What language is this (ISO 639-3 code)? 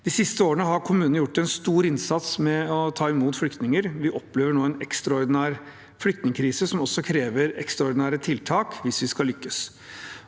nor